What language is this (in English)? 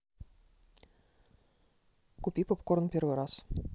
Russian